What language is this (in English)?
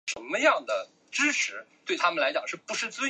Chinese